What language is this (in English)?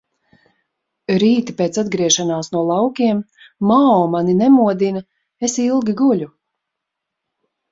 Latvian